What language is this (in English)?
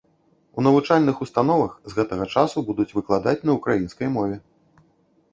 Belarusian